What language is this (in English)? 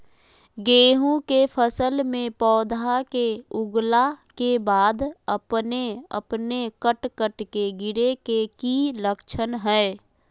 Magahi